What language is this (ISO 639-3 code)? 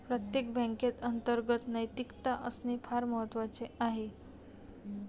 mar